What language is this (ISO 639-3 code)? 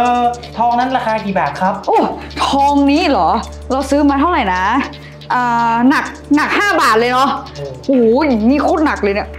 tha